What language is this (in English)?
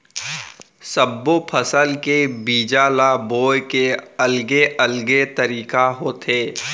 Chhattisgarhi